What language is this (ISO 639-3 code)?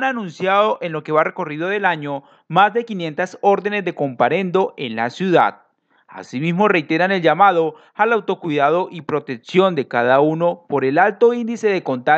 spa